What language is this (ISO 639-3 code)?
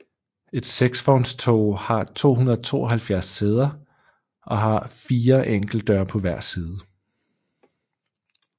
dan